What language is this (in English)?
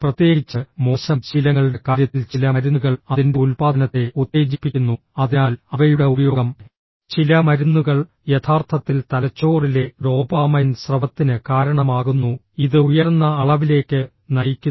Malayalam